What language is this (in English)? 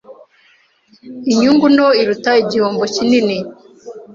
Kinyarwanda